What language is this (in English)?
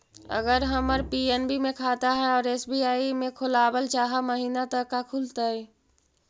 Magahi